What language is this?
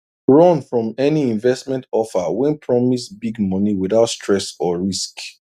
Nigerian Pidgin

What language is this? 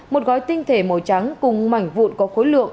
Vietnamese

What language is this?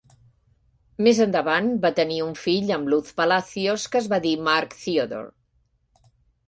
Catalan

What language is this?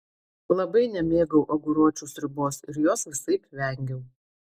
Lithuanian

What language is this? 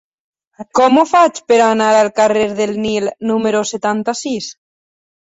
Catalan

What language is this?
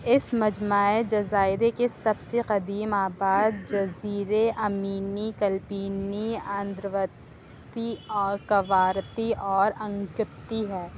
Urdu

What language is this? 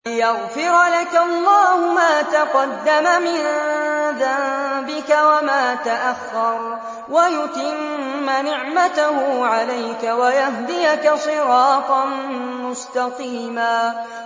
Arabic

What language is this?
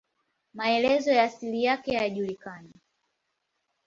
Swahili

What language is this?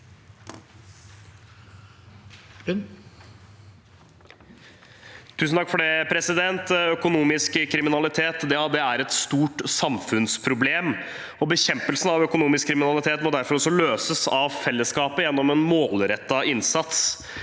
Norwegian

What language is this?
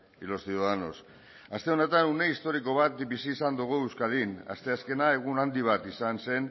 Basque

